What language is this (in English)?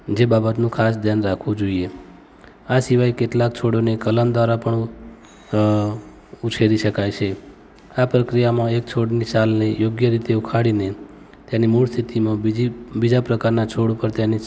Gujarati